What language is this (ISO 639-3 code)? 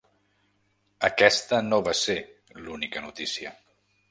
cat